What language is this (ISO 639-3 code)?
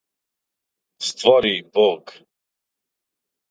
srp